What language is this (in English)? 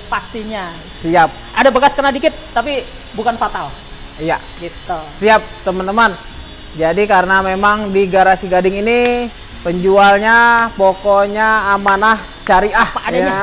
Indonesian